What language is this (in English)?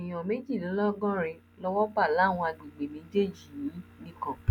Yoruba